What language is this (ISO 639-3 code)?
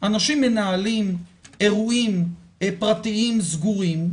heb